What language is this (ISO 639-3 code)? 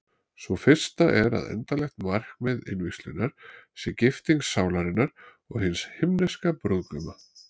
isl